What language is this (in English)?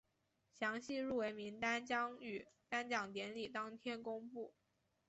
Chinese